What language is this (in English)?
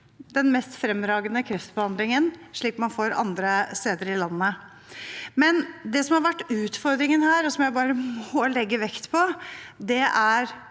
Norwegian